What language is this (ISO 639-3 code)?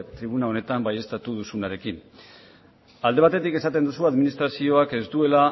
eus